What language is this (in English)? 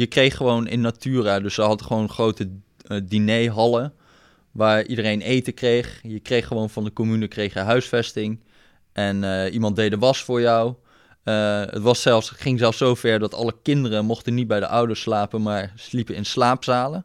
Dutch